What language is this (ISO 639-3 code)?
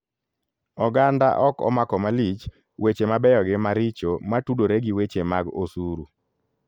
luo